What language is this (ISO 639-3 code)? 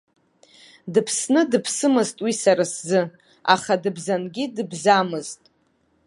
abk